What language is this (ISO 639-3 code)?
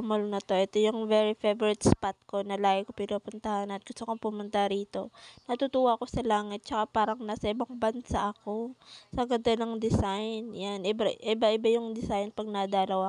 fil